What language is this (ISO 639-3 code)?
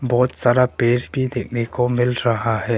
hin